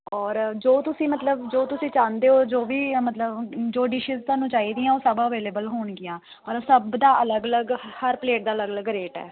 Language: Punjabi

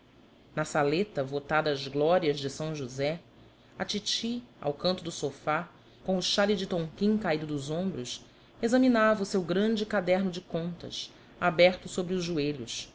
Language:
Portuguese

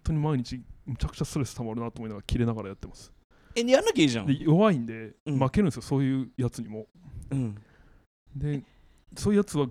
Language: Japanese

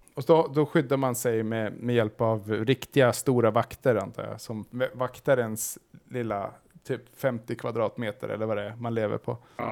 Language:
Swedish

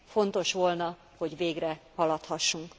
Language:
Hungarian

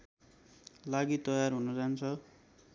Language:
Nepali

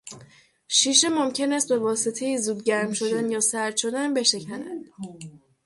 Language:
Persian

